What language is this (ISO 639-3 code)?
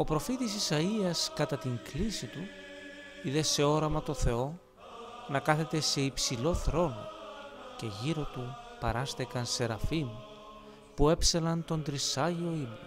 ell